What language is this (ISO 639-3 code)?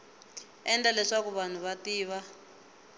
tso